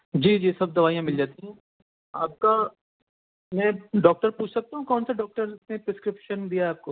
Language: Urdu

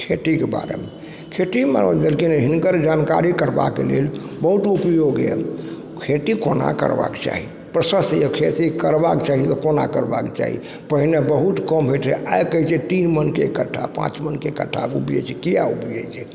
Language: Maithili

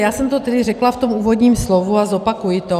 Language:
Czech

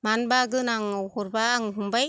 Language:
Bodo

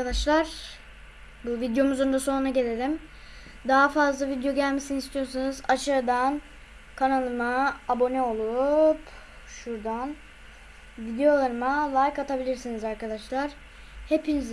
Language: Turkish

